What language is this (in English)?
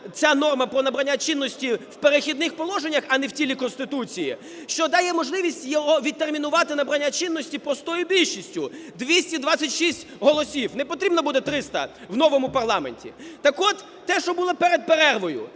Ukrainian